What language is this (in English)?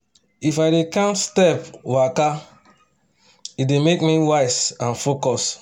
Nigerian Pidgin